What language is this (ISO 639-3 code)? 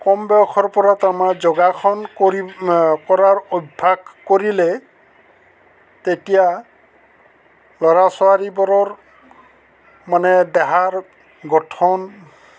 asm